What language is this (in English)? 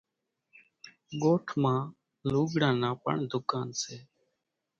Kachi Koli